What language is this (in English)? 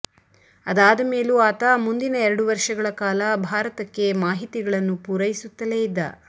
Kannada